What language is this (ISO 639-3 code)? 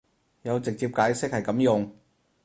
yue